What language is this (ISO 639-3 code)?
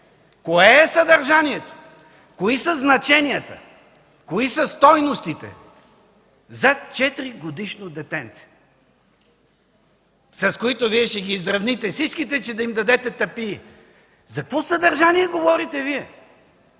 bul